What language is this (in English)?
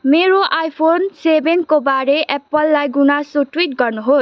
Nepali